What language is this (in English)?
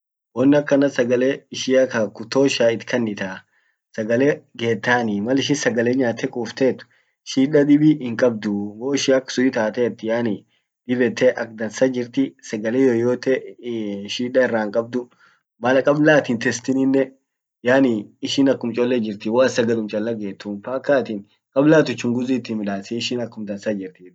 Orma